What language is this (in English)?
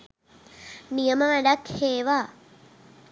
Sinhala